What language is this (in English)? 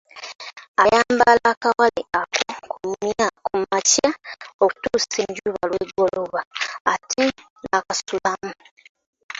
Ganda